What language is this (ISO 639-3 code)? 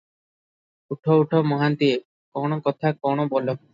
ori